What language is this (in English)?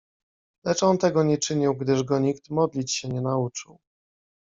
Polish